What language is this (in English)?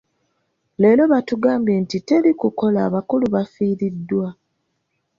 Ganda